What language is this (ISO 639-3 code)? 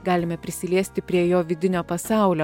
lit